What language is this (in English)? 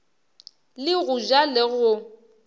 Northern Sotho